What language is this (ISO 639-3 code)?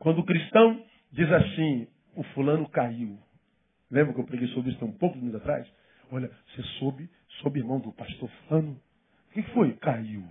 por